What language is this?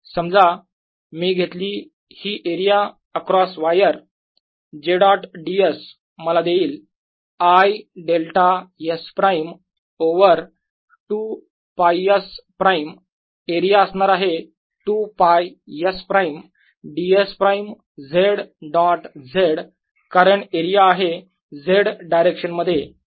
Marathi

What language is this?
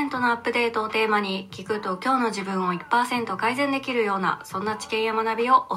Japanese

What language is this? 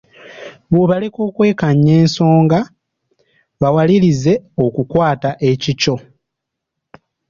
Ganda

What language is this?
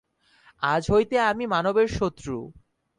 Bangla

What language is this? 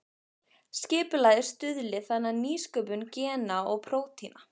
Icelandic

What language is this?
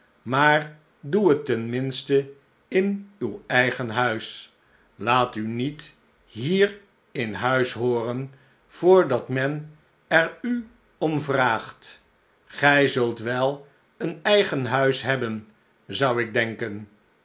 Dutch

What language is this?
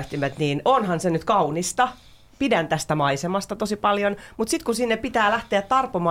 Finnish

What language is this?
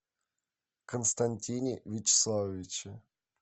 Russian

